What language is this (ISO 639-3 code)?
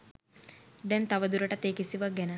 sin